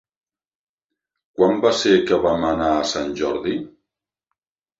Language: Catalan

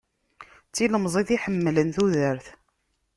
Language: Kabyle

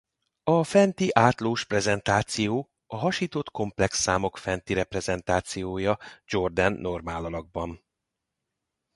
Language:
Hungarian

